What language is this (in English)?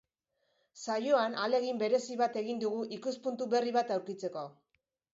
Basque